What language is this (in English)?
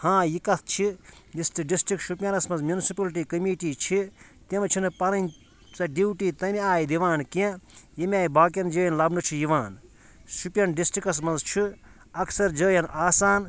Kashmiri